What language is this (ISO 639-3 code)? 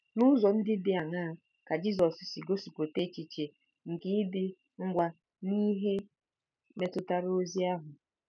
ibo